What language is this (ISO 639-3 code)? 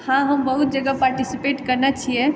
mai